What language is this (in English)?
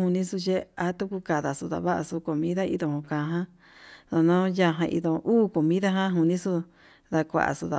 Yutanduchi Mixtec